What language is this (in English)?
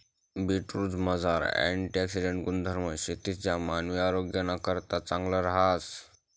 Marathi